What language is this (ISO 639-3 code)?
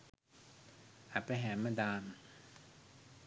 sin